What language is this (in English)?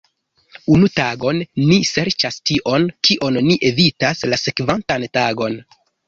Esperanto